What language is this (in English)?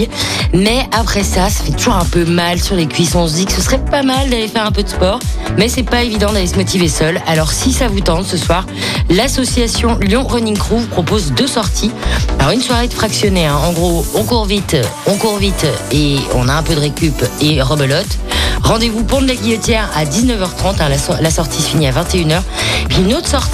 French